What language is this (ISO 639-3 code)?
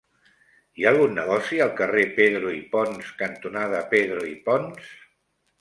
cat